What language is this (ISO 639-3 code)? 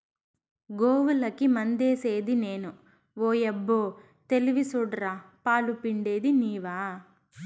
tel